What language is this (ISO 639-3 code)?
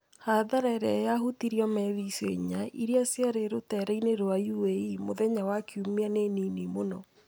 kik